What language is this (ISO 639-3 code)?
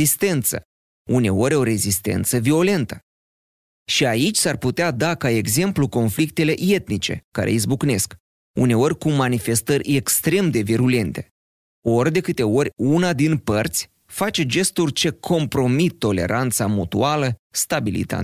ron